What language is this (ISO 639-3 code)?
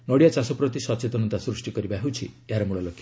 ori